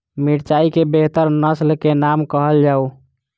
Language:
Maithili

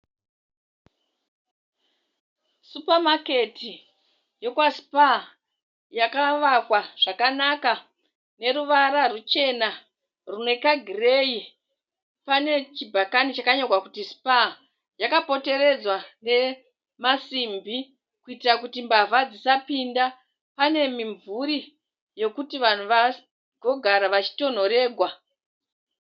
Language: Shona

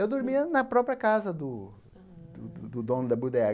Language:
Portuguese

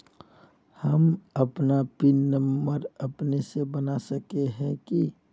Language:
Magahi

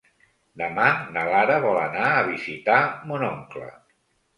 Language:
Catalan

